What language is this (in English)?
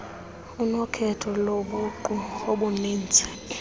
Xhosa